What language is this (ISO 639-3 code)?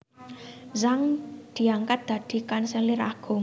jav